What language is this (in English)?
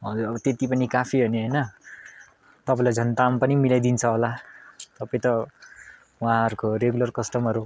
Nepali